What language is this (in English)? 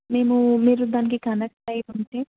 Telugu